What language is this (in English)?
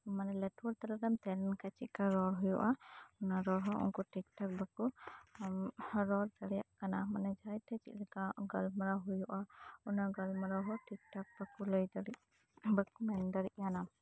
Santali